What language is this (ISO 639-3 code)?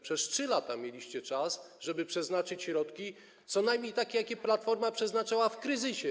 pol